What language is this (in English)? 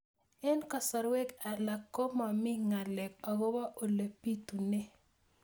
Kalenjin